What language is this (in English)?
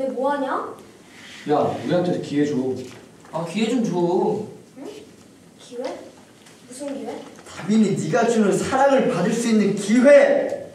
Korean